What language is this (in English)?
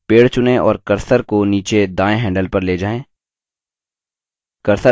Hindi